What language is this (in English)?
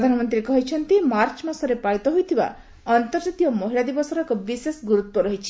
Odia